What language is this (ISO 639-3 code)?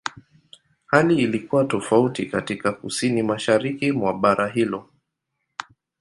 swa